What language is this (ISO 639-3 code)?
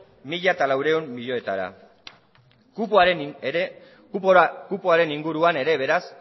eus